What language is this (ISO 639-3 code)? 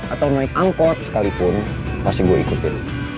ind